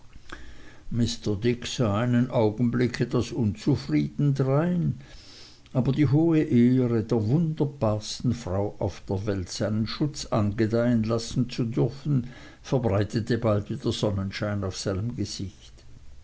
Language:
German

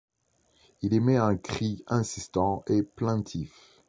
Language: French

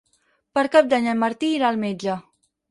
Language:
Catalan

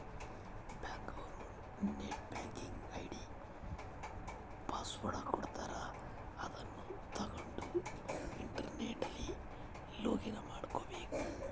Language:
Kannada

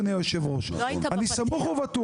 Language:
Hebrew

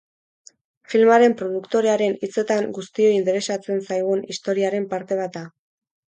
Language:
Basque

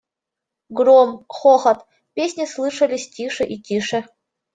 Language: Russian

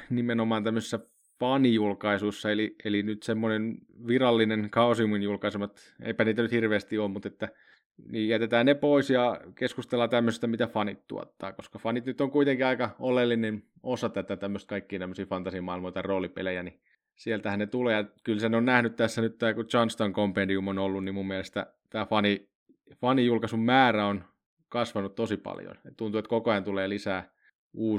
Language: Finnish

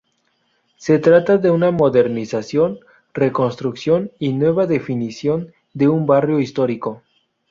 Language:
Spanish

